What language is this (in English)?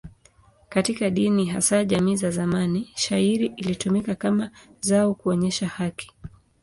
Swahili